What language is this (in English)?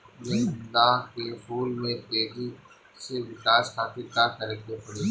Bhojpuri